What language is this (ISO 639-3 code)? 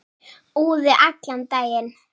isl